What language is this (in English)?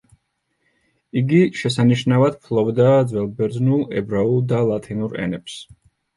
Georgian